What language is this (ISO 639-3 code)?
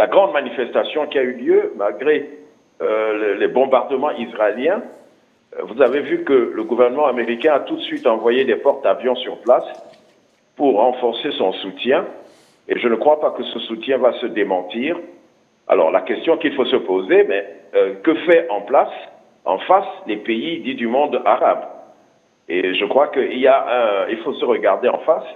fra